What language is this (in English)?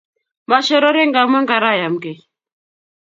Kalenjin